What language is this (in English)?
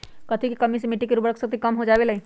Magahi